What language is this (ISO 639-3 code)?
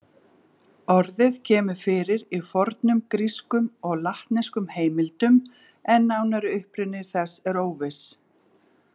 isl